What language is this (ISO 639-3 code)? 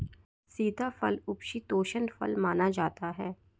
hin